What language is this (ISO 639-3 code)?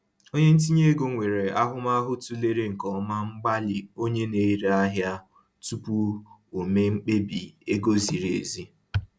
ibo